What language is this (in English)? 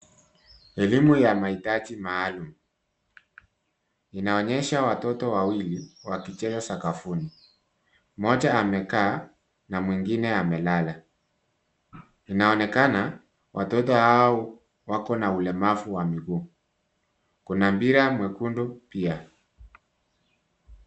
Swahili